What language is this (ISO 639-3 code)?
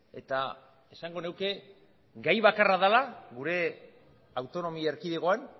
eus